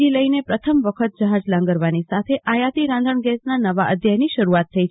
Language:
Gujarati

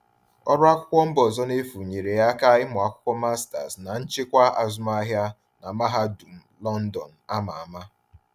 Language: Igbo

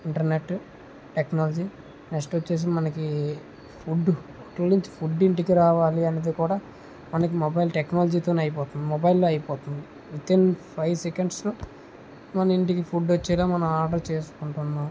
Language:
Telugu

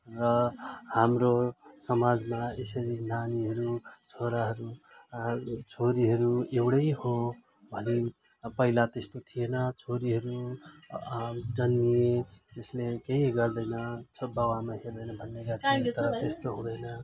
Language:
Nepali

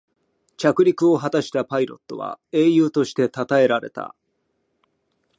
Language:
Japanese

